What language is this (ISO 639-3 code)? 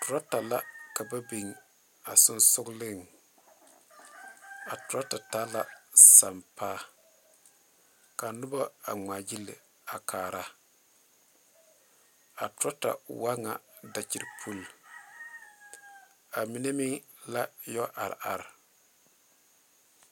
dga